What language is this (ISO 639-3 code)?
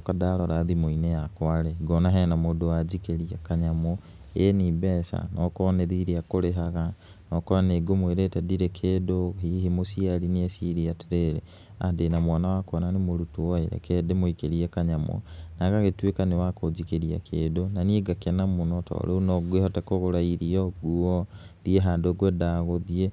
kik